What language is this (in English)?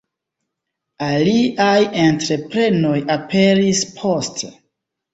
Esperanto